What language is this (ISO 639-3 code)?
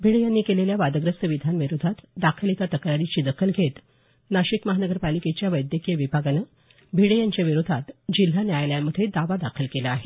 mar